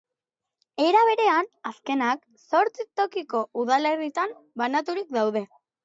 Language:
Basque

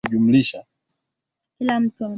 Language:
Swahili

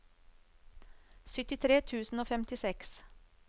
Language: Norwegian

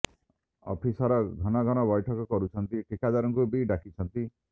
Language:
Odia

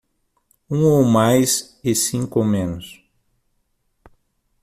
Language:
Portuguese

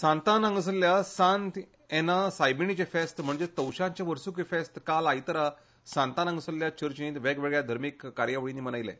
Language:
Konkani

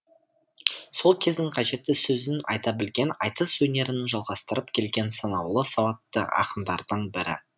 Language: Kazakh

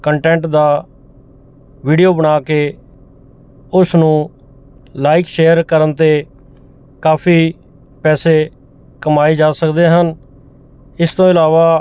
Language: Punjabi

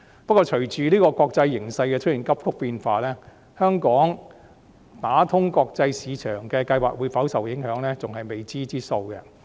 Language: Cantonese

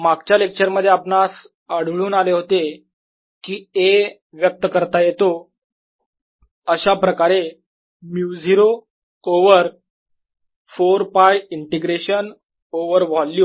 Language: Marathi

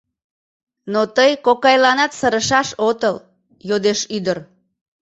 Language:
Mari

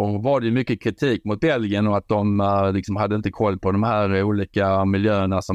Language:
Swedish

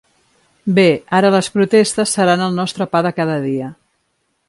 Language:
Catalan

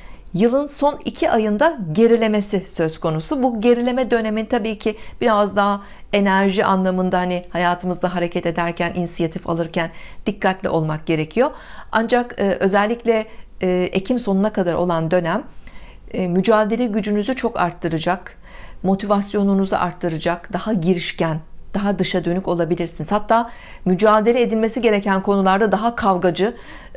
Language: Turkish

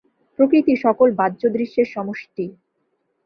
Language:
Bangla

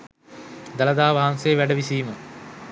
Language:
Sinhala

